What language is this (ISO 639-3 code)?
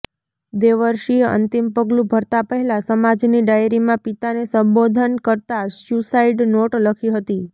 guj